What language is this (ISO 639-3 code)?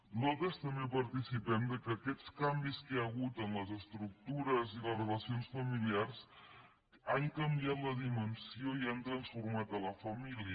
cat